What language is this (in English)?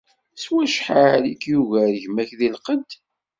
Kabyle